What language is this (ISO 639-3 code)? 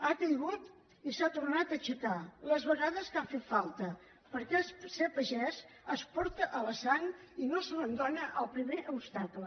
cat